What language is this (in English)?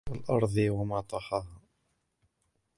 Arabic